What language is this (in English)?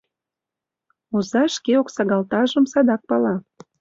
Mari